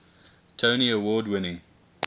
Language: English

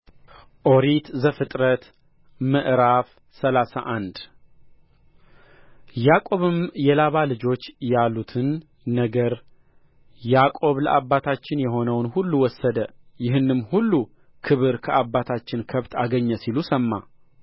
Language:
Amharic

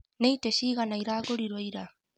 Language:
Kikuyu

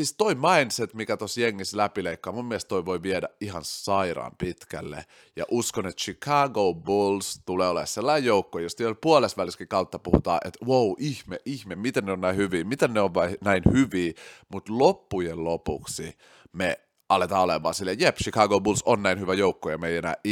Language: Finnish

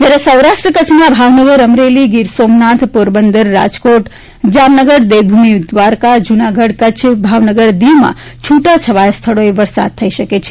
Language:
Gujarati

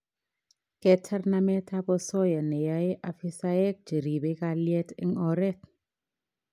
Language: Kalenjin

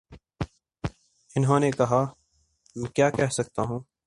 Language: Urdu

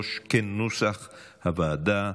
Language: Hebrew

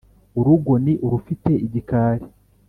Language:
Kinyarwanda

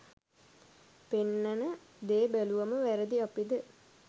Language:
Sinhala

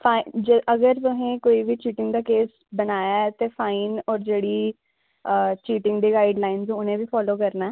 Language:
Dogri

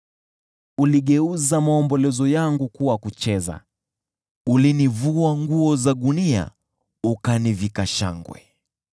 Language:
Swahili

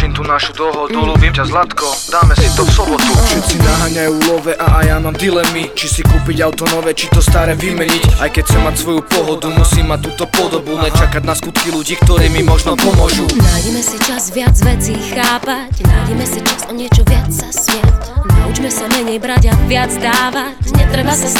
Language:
Slovak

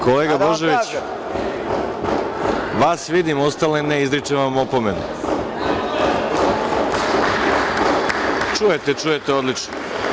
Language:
Serbian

